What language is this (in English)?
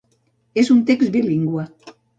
Catalan